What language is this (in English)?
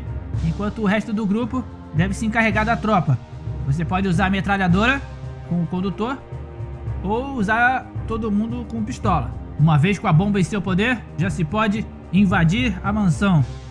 Portuguese